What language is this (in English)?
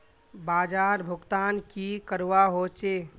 Magahi